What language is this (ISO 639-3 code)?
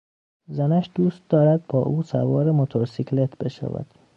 fas